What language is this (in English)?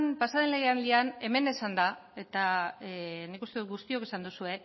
Basque